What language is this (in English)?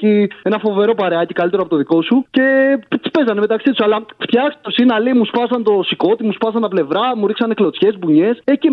Greek